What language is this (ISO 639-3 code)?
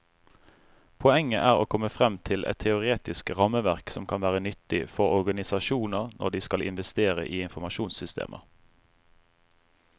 nor